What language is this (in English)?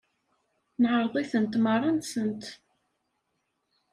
Kabyle